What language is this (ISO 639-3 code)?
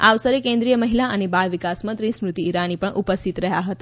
guj